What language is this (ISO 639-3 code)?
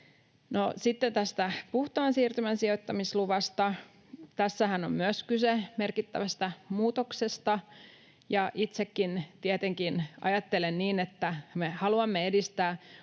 fin